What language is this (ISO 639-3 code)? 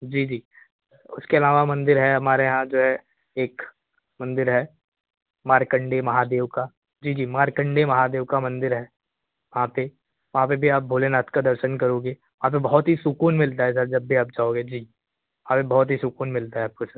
hin